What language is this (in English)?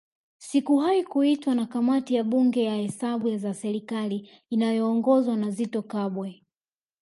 Swahili